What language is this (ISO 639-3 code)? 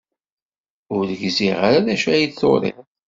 kab